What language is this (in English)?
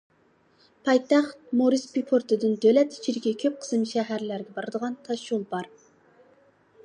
Uyghur